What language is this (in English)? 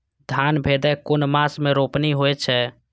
Maithili